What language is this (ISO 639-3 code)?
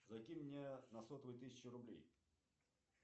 rus